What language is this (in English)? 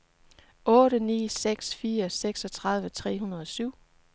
Danish